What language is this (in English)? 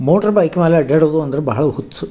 Kannada